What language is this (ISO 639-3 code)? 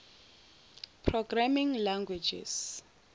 zul